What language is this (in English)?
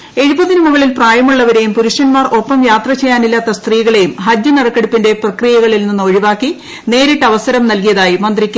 Malayalam